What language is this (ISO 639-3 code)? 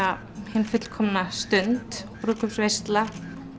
isl